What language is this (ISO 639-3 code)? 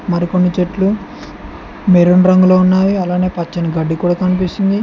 tel